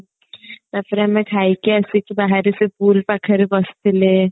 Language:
Odia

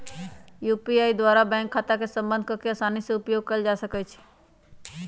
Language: Magahi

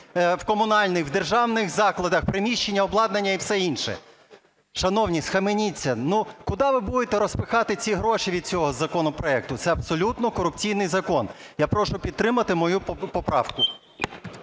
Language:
Ukrainian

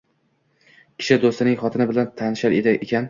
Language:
Uzbek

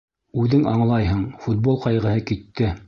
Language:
Bashkir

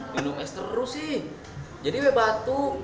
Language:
Indonesian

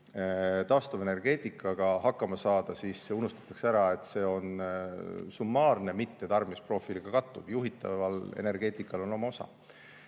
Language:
Estonian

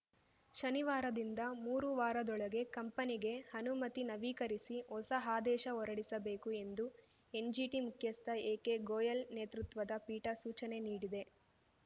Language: Kannada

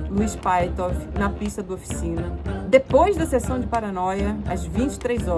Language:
Portuguese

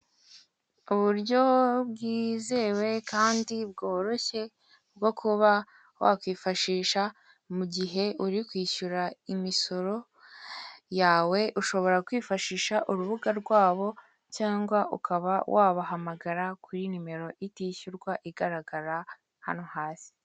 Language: Kinyarwanda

